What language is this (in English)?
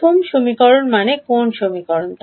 Bangla